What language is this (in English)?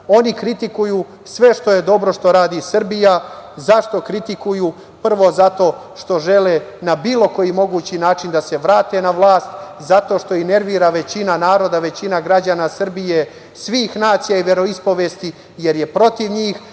Serbian